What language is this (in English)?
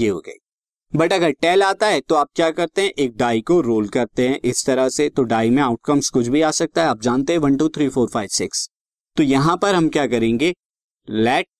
Hindi